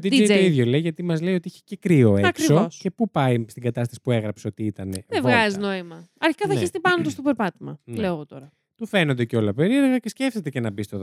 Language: Greek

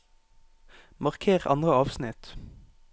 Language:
Norwegian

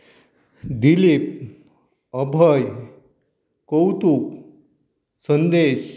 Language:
Konkani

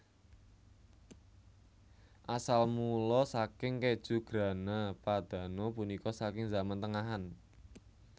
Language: Javanese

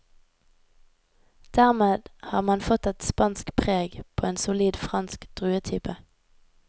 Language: Norwegian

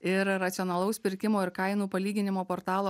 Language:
Lithuanian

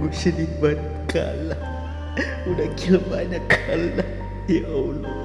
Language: Indonesian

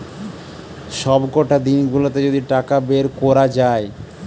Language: Bangla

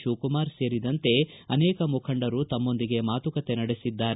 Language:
Kannada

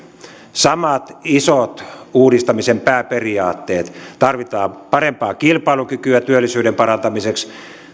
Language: Finnish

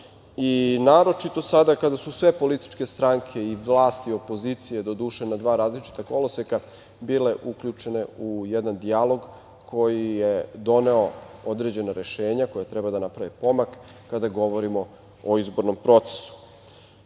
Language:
Serbian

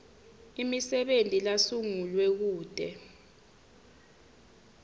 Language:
Swati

